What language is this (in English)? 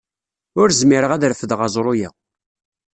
Kabyle